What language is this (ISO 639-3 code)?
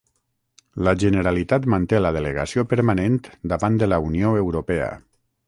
cat